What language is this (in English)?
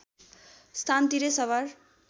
Nepali